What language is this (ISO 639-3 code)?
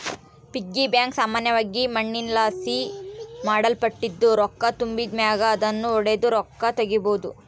kan